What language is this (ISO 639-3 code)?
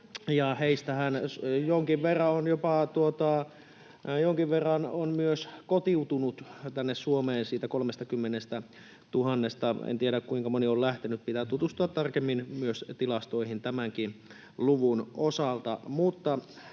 fin